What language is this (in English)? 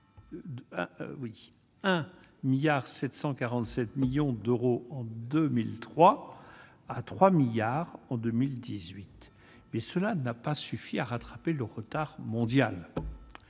French